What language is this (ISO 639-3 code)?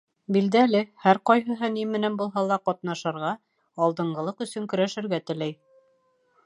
bak